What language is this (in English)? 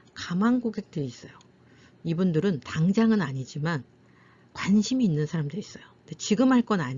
Korean